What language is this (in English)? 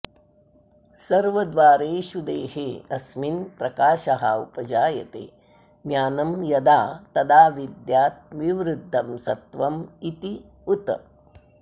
Sanskrit